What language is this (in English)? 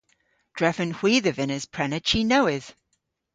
Cornish